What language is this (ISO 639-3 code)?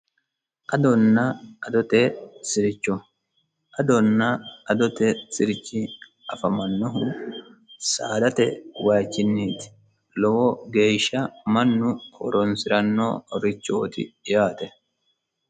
sid